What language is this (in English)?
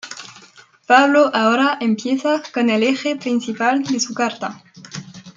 Spanish